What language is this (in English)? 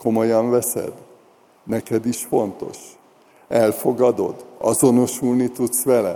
Hungarian